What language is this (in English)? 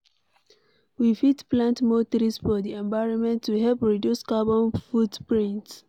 Nigerian Pidgin